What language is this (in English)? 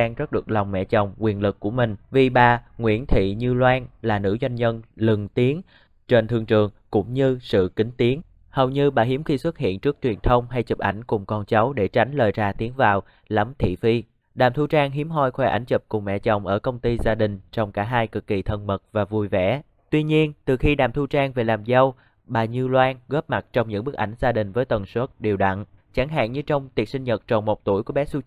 Vietnamese